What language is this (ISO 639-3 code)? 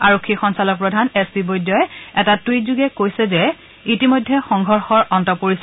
asm